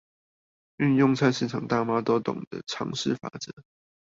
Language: Chinese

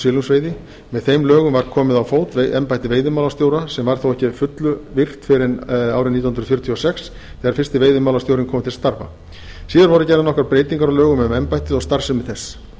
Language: Icelandic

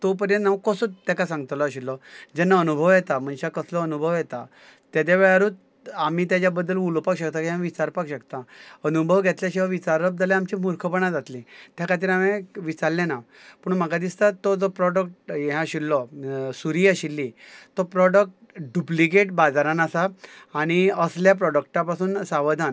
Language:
Konkani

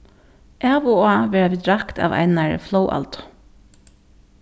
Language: Faroese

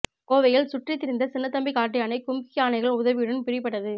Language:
Tamil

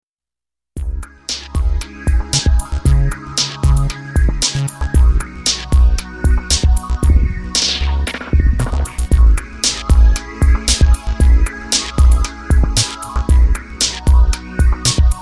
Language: Vietnamese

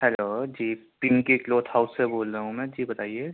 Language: Urdu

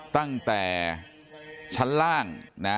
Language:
Thai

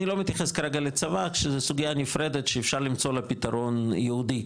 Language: Hebrew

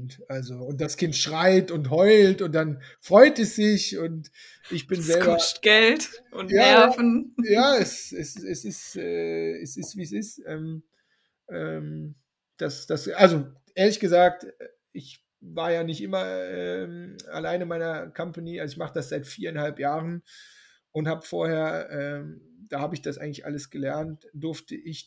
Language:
German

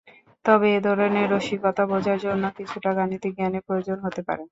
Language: Bangla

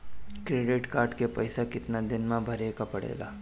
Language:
Bhojpuri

